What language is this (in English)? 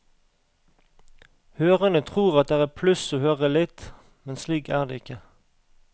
Norwegian